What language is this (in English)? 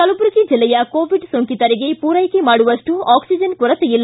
Kannada